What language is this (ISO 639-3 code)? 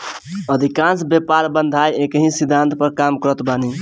bho